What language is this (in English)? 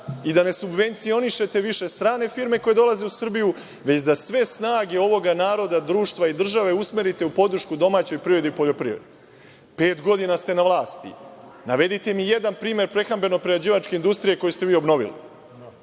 Serbian